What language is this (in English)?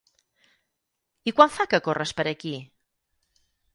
Catalan